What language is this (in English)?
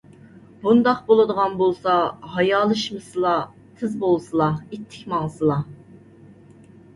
Uyghur